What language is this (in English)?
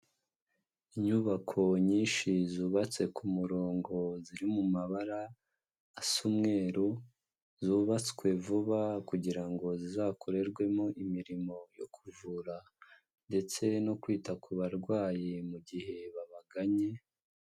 Kinyarwanda